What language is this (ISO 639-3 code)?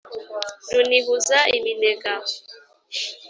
kin